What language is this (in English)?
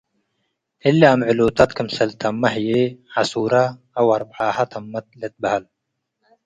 Tigre